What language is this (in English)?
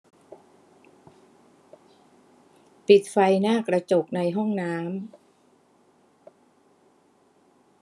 Thai